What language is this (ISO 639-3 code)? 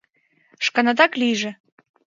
chm